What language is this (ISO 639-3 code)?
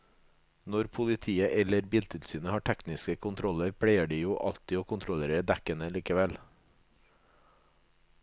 nor